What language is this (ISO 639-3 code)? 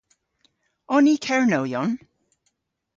cor